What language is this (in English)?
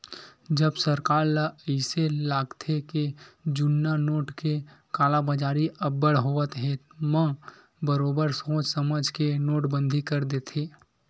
Chhattisgarhi